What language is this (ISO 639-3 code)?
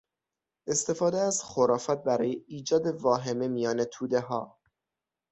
fas